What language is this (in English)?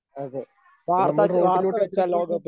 Malayalam